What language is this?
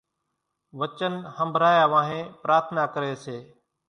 Kachi Koli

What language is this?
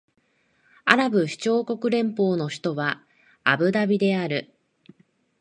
Japanese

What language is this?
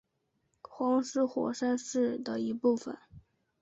Chinese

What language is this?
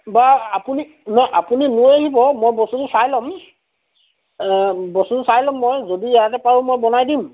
Assamese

